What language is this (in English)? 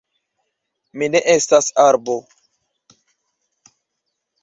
Esperanto